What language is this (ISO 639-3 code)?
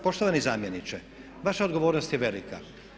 hrv